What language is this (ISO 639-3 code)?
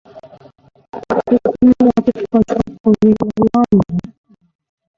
yor